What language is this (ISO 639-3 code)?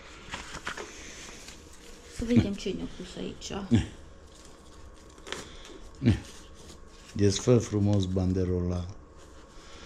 ron